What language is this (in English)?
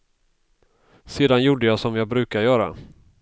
Swedish